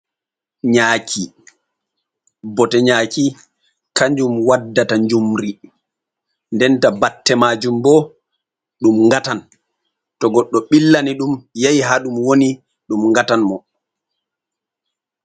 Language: Fula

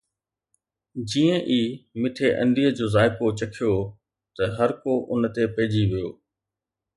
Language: Sindhi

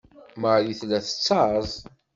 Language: Kabyle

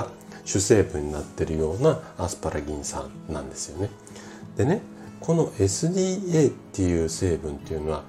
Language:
Japanese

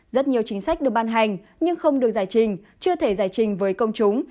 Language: Vietnamese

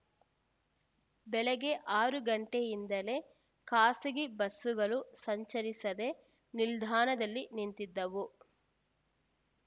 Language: Kannada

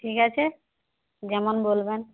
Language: Bangla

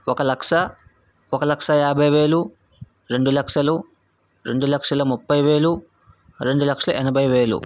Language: Telugu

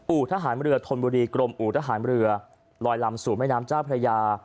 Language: Thai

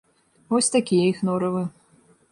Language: Belarusian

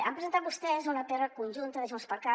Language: Catalan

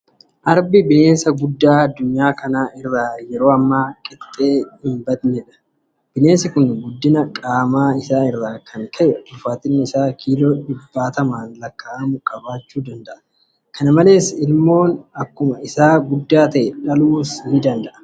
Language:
Oromo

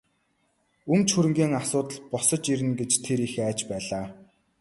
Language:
Mongolian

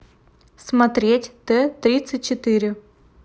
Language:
Russian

